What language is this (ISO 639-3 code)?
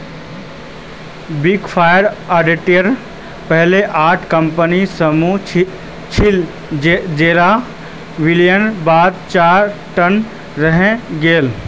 mag